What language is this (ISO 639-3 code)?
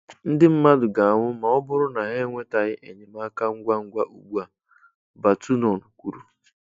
ibo